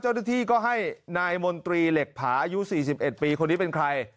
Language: Thai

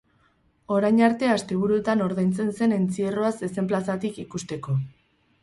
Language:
Basque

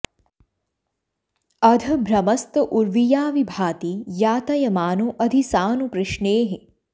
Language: Sanskrit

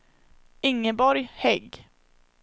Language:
Swedish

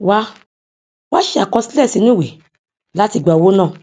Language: Yoruba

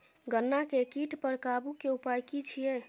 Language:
Maithili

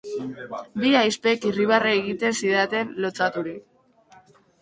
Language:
Basque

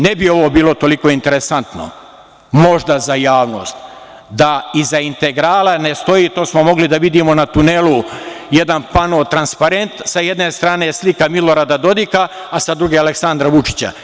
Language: Serbian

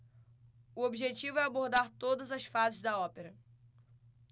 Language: Portuguese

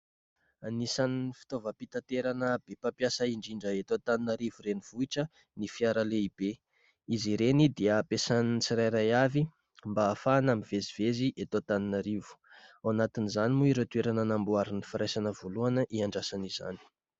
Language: Malagasy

